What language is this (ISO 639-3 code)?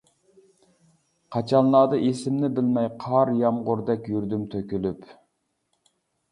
uig